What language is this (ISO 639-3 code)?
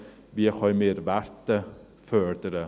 gsw